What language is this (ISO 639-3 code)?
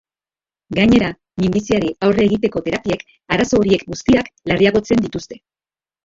eus